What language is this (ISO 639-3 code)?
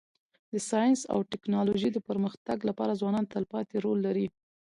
pus